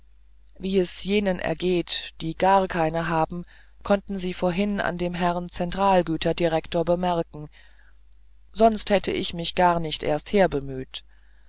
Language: German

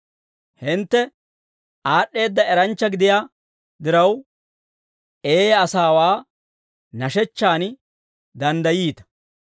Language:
Dawro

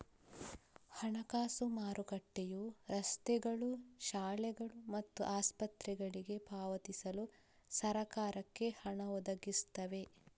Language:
Kannada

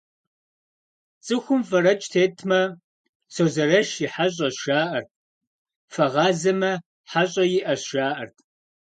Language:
Kabardian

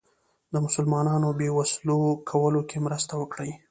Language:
Pashto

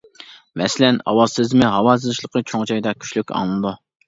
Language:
Uyghur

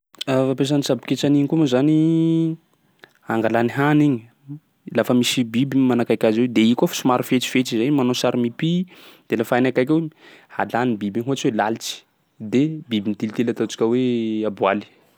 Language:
Sakalava Malagasy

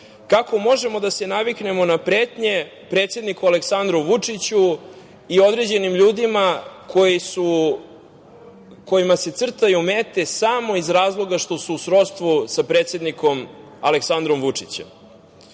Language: Serbian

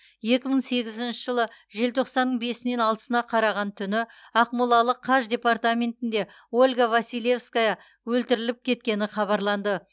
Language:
Kazakh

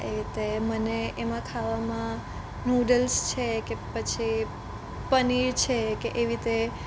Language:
Gujarati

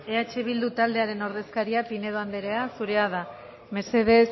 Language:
Basque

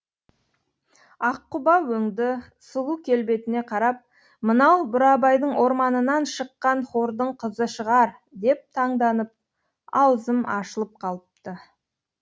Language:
Kazakh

